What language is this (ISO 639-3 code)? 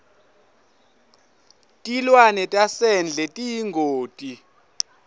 ssw